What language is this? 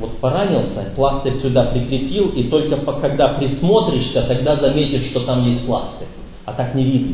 Russian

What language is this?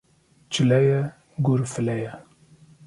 Kurdish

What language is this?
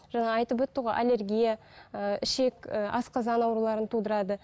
Kazakh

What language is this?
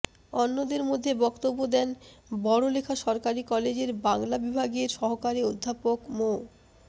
Bangla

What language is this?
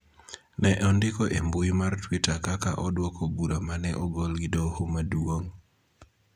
Luo (Kenya and Tanzania)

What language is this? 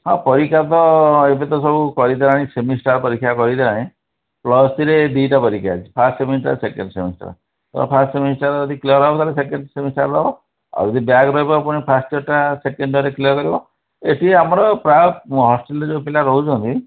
Odia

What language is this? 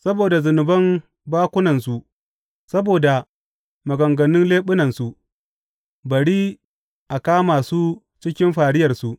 Hausa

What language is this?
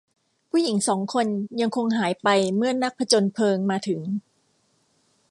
Thai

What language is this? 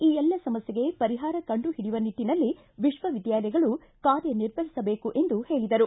Kannada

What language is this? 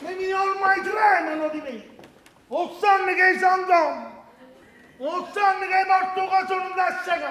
Italian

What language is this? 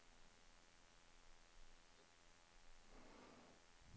Norwegian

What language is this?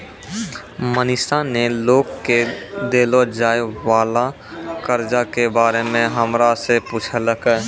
Maithili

